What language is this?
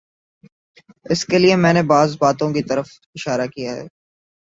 Urdu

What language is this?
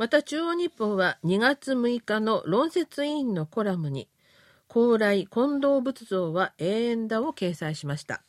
Japanese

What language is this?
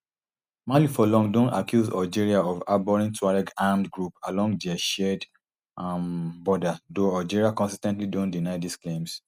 Nigerian Pidgin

